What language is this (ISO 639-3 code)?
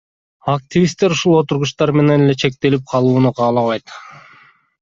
kir